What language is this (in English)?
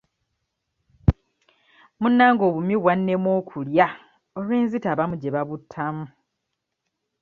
Ganda